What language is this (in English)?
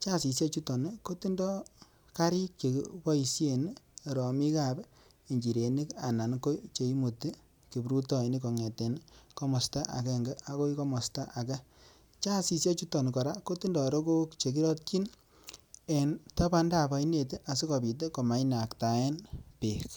Kalenjin